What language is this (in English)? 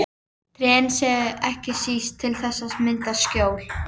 Icelandic